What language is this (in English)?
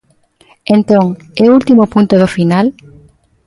Galician